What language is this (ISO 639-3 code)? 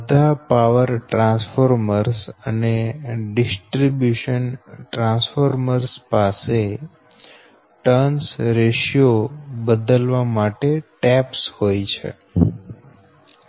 guj